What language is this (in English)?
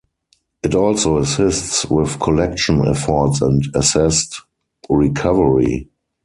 English